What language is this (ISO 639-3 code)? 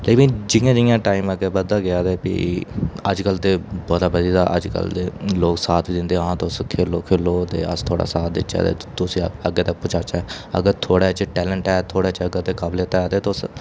doi